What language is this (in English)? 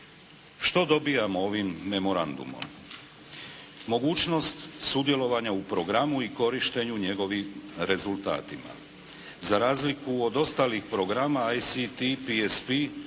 Croatian